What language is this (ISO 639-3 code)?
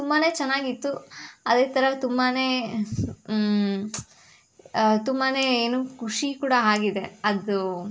kan